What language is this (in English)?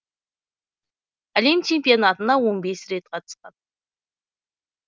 Kazakh